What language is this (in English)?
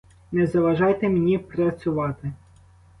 Ukrainian